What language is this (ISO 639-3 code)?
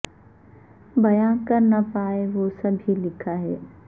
urd